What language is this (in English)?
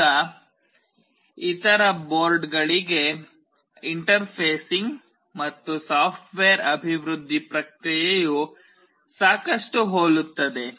Kannada